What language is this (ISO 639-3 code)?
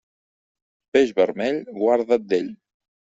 cat